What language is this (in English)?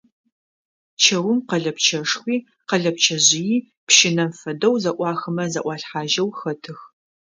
Adyghe